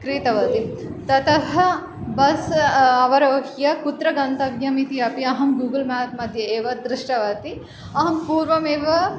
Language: Sanskrit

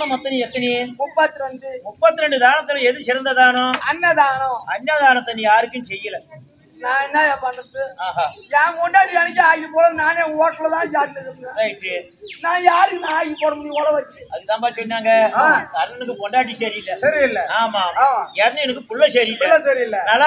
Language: Tamil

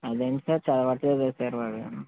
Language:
Telugu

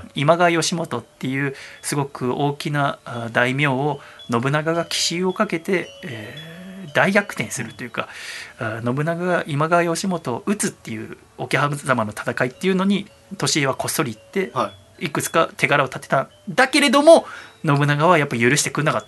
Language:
Japanese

